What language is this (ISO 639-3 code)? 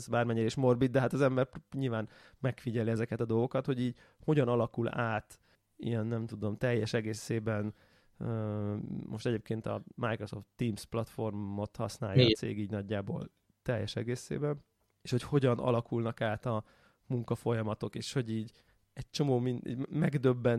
hun